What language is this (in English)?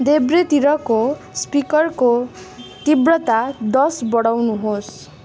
Nepali